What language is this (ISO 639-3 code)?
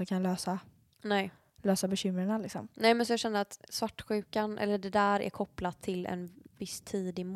swe